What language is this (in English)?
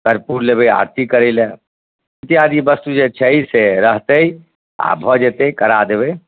Maithili